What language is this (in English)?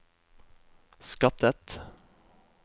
Norwegian